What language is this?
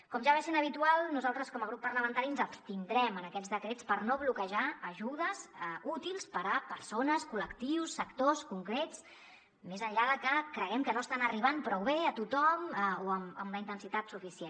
Catalan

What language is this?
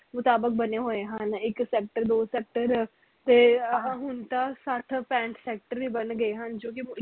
Punjabi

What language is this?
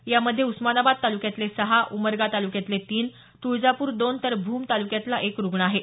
Marathi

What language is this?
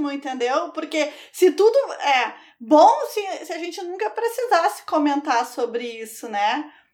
Portuguese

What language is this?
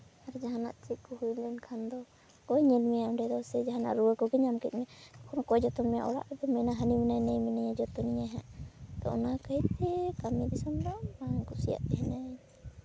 Santali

